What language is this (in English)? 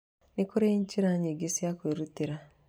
Kikuyu